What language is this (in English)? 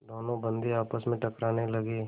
Hindi